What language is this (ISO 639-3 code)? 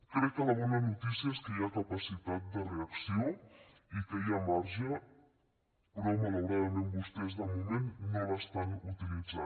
cat